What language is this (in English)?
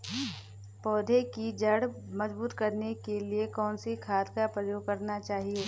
Hindi